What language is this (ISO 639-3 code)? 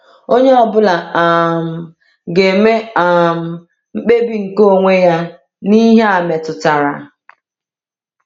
ibo